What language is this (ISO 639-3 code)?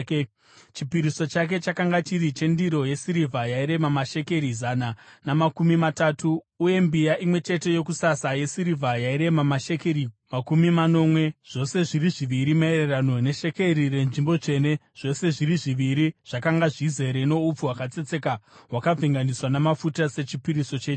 sna